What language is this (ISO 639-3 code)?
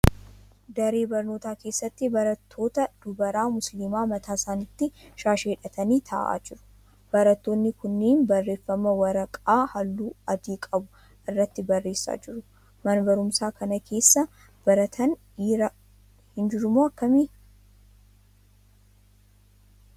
orm